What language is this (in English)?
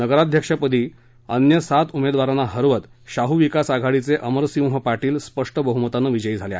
Marathi